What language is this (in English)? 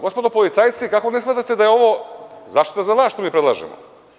Serbian